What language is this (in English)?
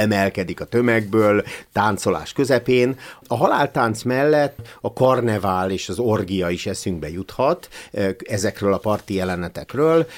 Hungarian